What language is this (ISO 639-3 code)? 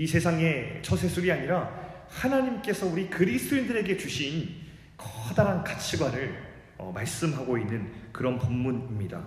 kor